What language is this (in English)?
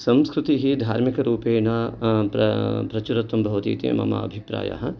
Sanskrit